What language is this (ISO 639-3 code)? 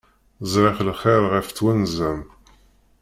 kab